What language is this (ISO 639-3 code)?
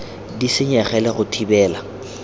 tsn